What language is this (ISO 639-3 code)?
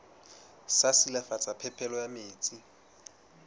sot